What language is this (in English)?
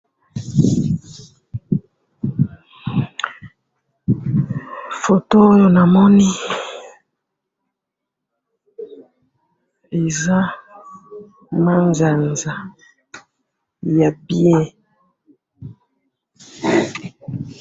Lingala